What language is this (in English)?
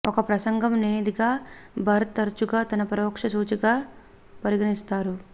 Telugu